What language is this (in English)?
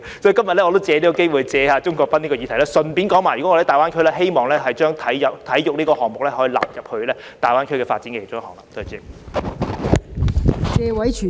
Cantonese